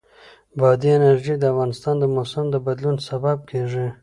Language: Pashto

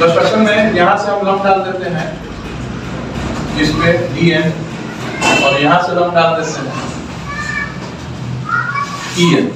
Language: Hindi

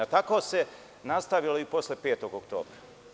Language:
Serbian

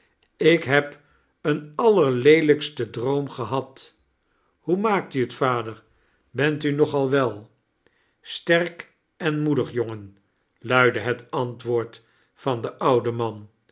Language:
Dutch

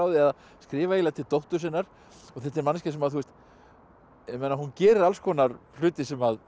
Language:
Icelandic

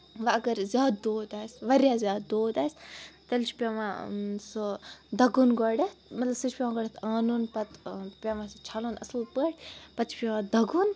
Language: Kashmiri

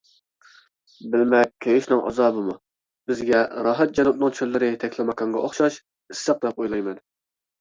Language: Uyghur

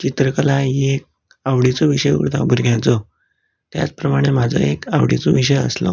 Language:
Konkani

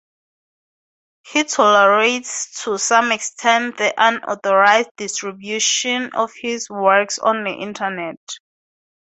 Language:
English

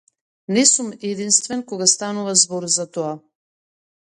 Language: Macedonian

